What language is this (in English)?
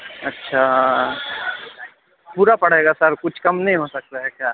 Urdu